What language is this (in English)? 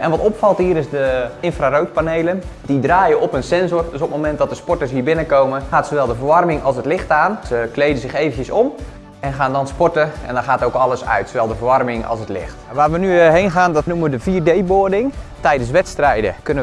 Dutch